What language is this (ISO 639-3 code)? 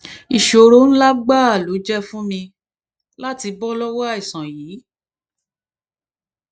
yor